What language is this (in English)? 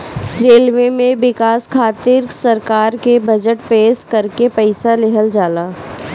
Bhojpuri